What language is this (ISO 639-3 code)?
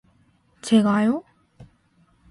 kor